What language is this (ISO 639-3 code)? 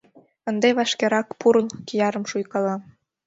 chm